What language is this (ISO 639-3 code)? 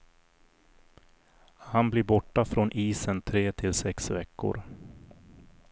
swe